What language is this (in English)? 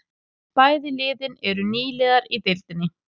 Icelandic